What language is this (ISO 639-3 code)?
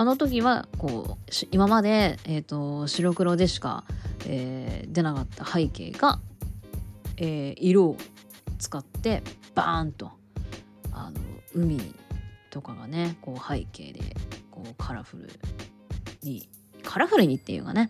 jpn